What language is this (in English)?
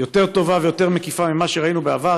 Hebrew